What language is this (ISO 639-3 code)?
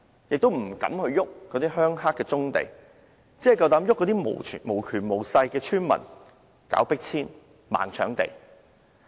yue